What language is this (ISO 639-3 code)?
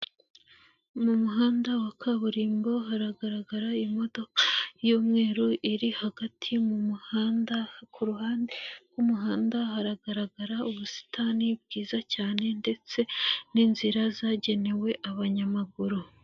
kin